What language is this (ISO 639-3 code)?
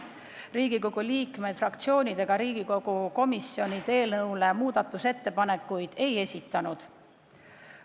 est